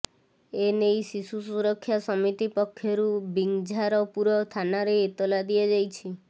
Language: Odia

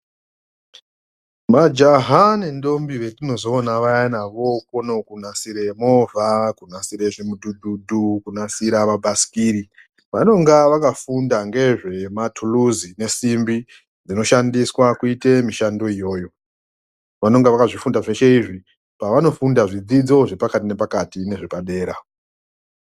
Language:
Ndau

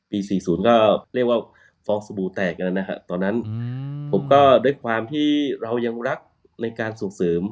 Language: Thai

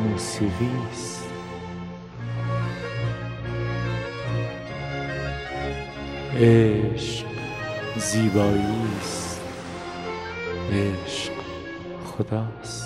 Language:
Persian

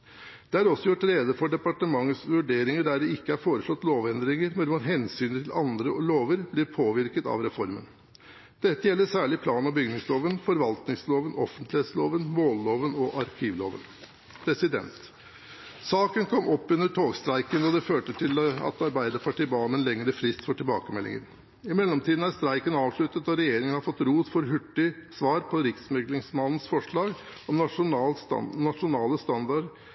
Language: Norwegian Bokmål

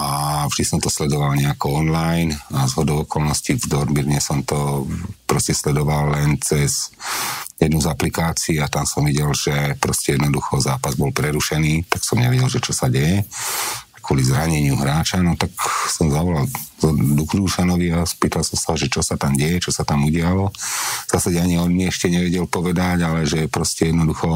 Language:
Slovak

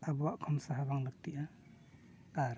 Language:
Santali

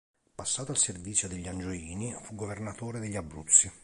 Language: Italian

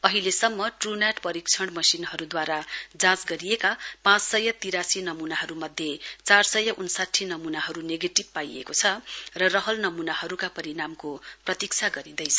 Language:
Nepali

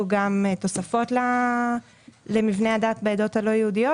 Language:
Hebrew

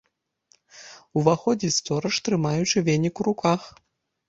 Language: Belarusian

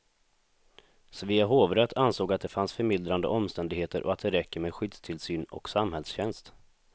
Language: Swedish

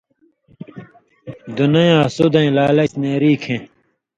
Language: Indus Kohistani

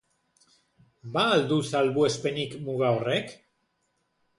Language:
Basque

